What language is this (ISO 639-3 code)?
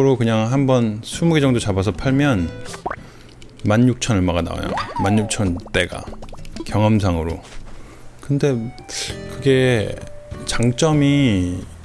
kor